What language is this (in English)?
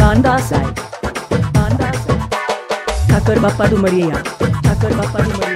Hindi